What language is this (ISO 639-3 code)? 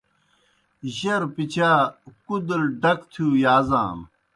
plk